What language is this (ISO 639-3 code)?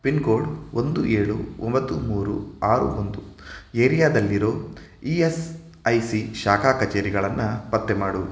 kan